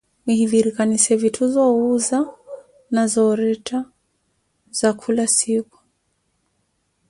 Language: Koti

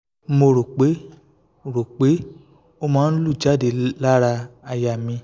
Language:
Yoruba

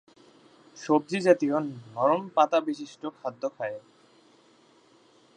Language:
Bangla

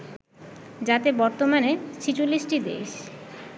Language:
Bangla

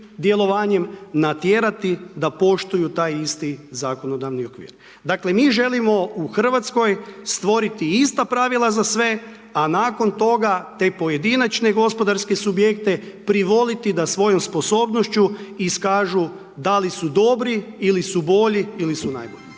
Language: Croatian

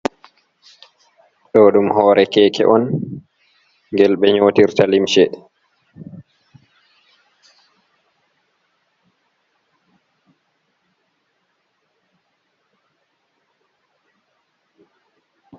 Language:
Fula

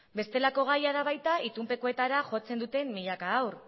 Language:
Basque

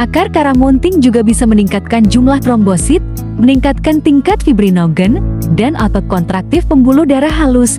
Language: Indonesian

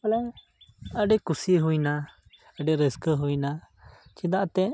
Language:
Santali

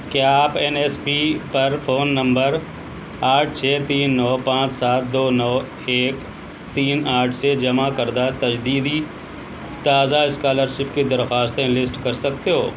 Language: Urdu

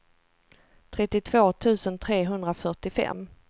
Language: Swedish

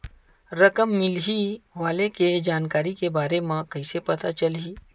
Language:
Chhattisgarhi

